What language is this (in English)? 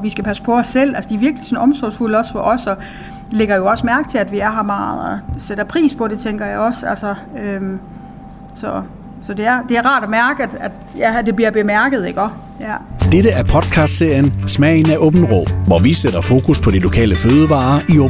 Danish